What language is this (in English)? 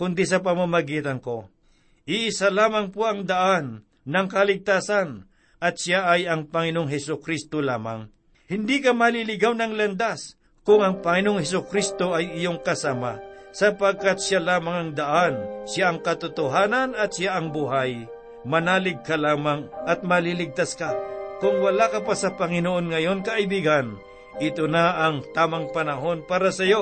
Filipino